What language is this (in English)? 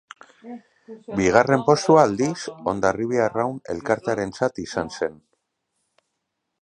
Basque